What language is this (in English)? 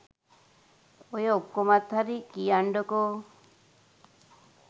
Sinhala